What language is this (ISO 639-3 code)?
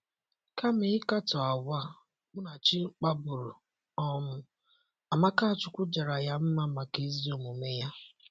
ibo